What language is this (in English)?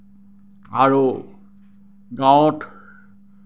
Assamese